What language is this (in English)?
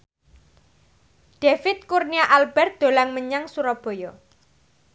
Javanese